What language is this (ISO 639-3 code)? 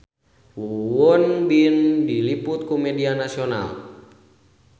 sun